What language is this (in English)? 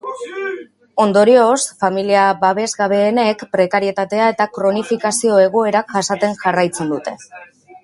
Basque